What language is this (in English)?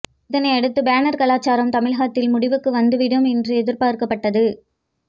Tamil